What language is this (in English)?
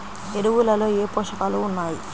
Telugu